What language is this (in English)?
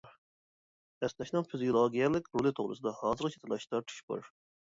Uyghur